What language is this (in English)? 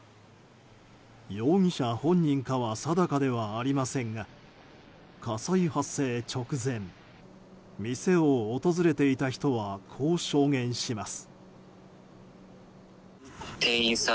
Japanese